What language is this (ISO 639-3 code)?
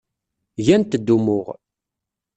kab